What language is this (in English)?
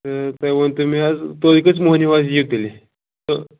Kashmiri